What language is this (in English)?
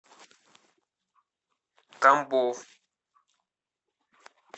Russian